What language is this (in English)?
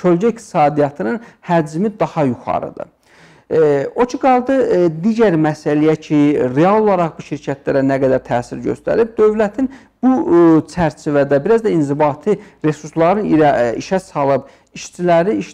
Turkish